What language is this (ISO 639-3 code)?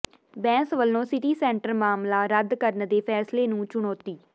pan